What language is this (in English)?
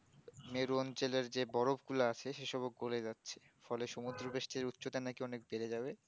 Bangla